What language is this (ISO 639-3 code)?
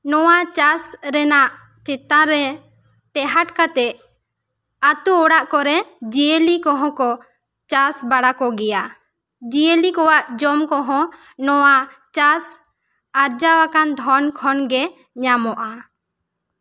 sat